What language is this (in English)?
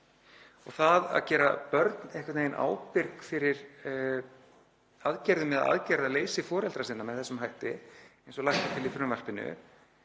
Icelandic